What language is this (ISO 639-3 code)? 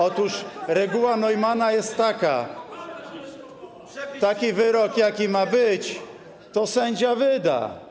pol